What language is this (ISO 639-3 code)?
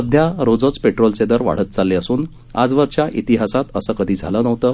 mar